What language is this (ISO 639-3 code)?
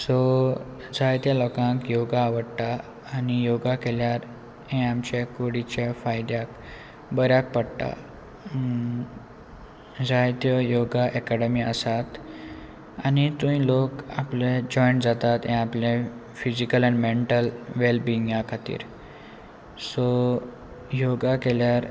kok